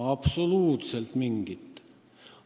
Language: Estonian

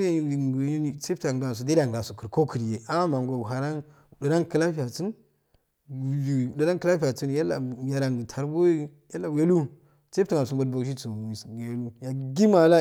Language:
Afade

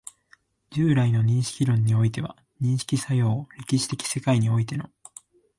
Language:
Japanese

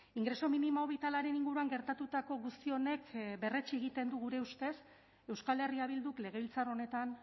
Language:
Basque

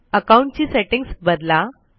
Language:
Marathi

